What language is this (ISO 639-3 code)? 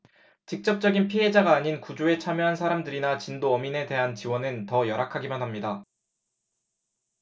kor